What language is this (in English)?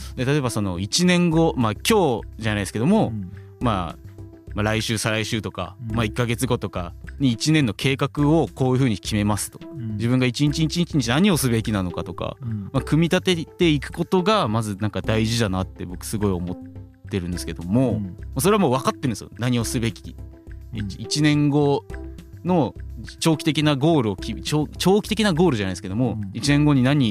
Japanese